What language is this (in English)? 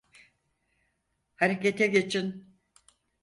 Turkish